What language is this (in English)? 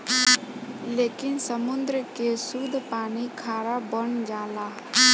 Bhojpuri